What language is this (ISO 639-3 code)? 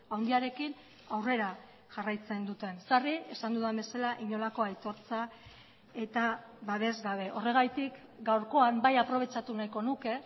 eus